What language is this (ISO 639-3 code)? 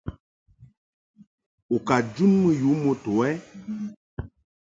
mhk